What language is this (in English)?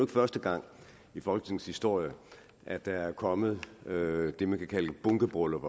Danish